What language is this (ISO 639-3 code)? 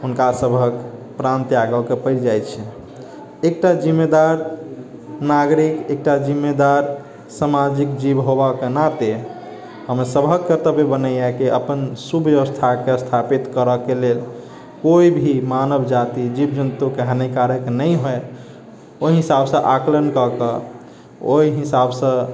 mai